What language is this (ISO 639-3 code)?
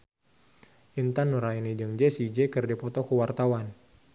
sun